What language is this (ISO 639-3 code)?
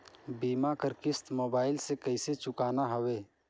hne